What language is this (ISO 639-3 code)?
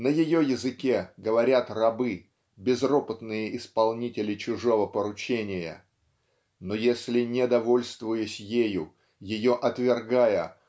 rus